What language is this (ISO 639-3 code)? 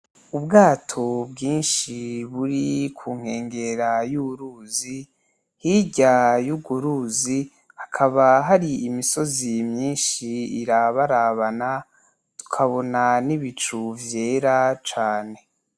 run